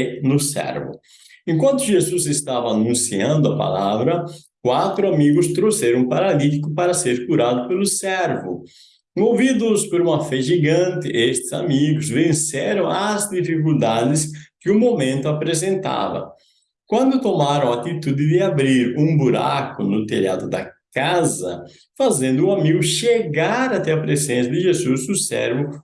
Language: Portuguese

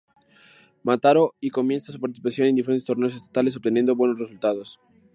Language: Spanish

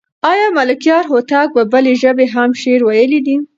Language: Pashto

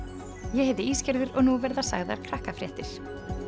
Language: Icelandic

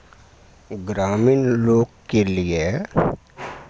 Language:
Maithili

